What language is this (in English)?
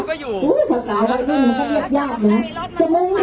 Thai